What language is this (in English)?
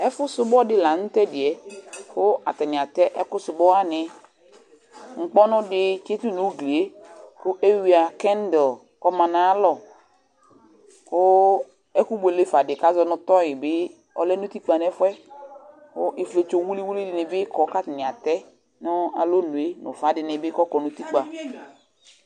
Ikposo